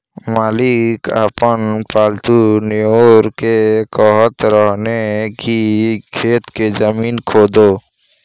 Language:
Bhojpuri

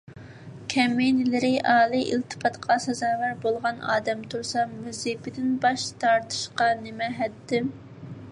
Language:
Uyghur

